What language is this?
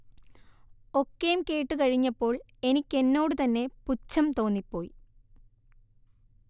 Malayalam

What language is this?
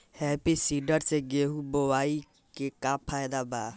Bhojpuri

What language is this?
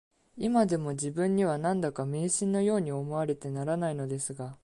Japanese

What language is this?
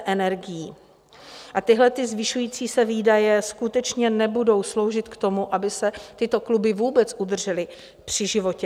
Czech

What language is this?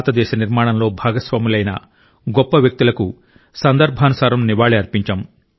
Telugu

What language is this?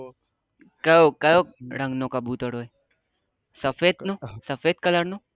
Gujarati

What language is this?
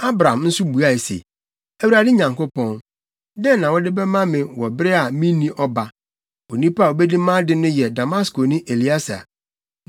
Akan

